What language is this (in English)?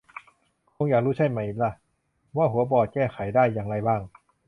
Thai